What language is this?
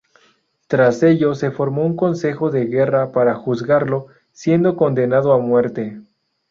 Spanish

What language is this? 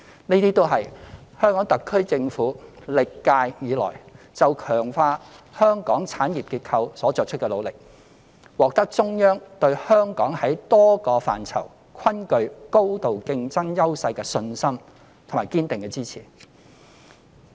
Cantonese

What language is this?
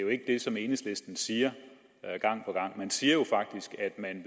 Danish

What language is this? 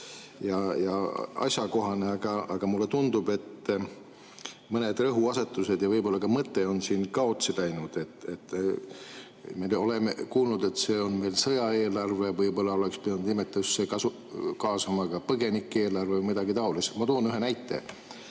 Estonian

